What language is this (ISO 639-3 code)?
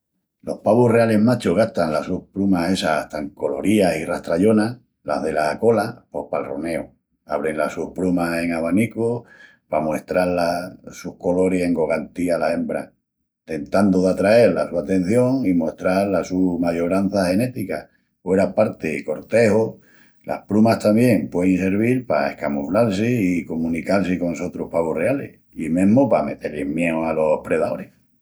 ext